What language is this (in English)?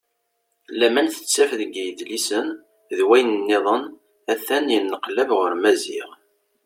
Kabyle